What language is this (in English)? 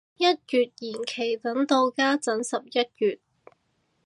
Cantonese